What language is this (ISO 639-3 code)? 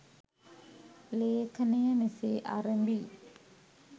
sin